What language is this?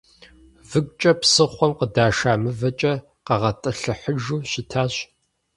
Kabardian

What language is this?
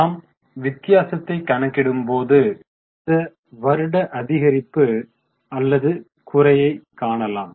Tamil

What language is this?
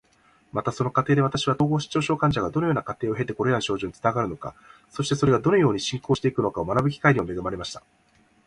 Japanese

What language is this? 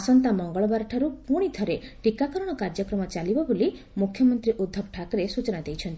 Odia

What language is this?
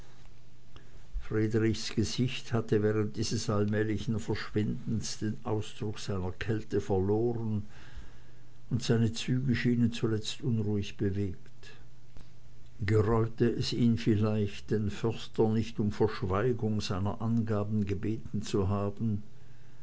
German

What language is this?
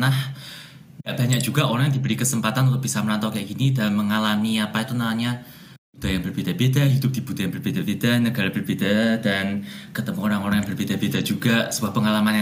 Indonesian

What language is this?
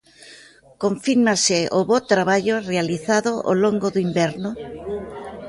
Galician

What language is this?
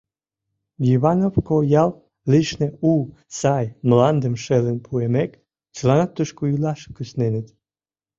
Mari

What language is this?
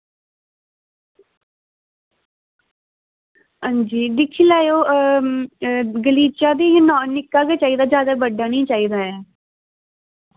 Dogri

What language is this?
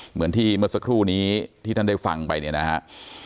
Thai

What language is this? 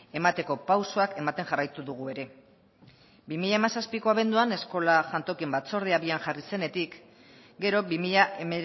Basque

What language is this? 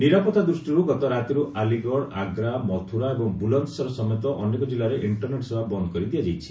Odia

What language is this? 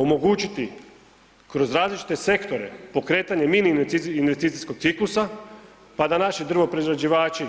Croatian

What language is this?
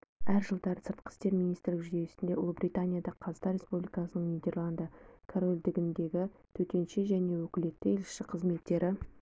Kazakh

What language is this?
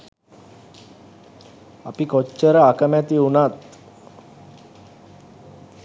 Sinhala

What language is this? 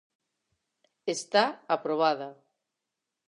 Galician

